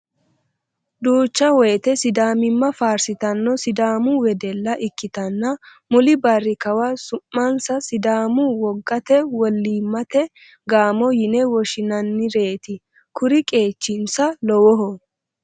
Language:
Sidamo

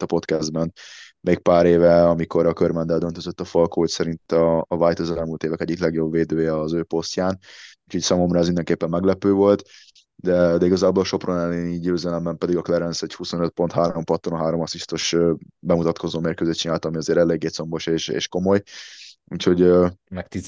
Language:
Hungarian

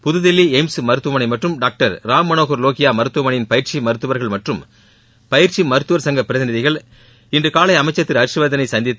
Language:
Tamil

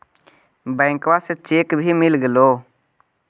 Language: Magahi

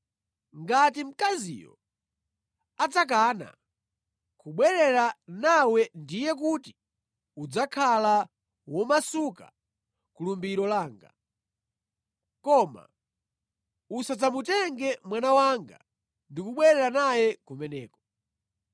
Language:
Nyanja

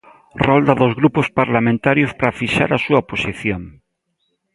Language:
Galician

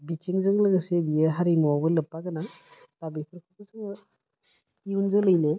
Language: Bodo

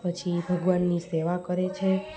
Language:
Gujarati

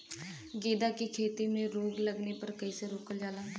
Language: Bhojpuri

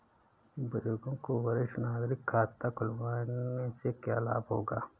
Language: Hindi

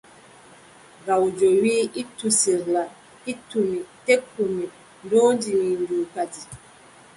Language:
Adamawa Fulfulde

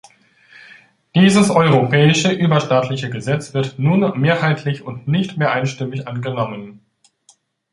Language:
German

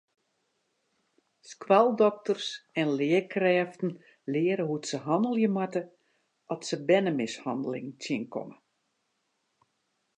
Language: Western Frisian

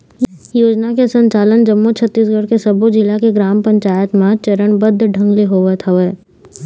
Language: Chhattisgarhi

